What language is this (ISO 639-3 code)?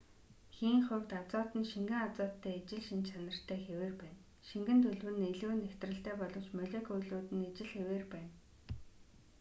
mon